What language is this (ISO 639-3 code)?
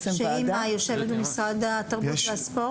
heb